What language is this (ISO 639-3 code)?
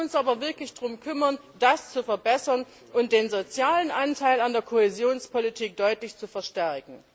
deu